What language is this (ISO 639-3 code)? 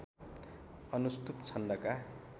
nep